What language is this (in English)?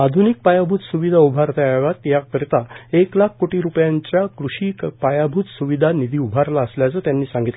Marathi